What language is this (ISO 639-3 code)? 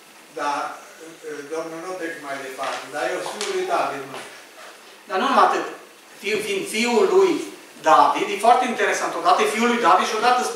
ron